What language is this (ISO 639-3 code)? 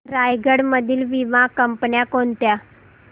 mar